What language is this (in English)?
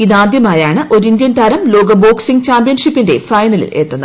Malayalam